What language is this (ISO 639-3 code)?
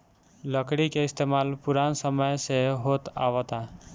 bho